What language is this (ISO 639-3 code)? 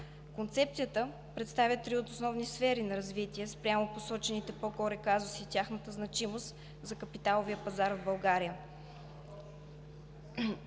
bul